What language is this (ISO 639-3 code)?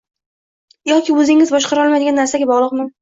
uzb